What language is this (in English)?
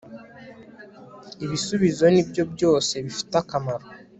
Kinyarwanda